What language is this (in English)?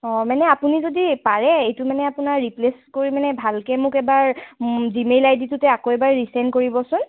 Assamese